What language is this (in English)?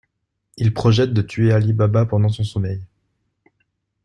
French